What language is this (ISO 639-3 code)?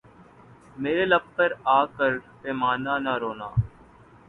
urd